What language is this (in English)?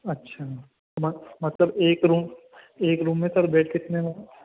Urdu